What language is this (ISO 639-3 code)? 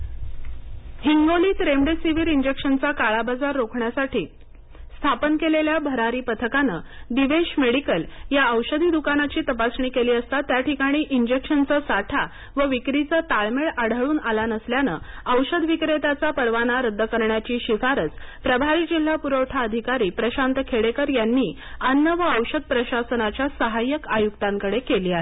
mar